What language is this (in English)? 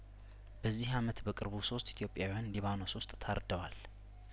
Amharic